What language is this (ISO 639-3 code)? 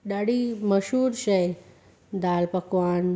snd